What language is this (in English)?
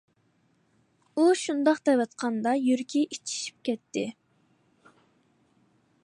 Uyghur